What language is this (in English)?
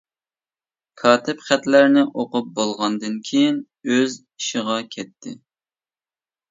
Uyghur